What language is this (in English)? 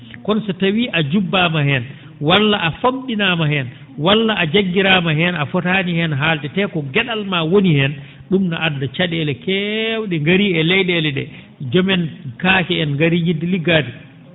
Fula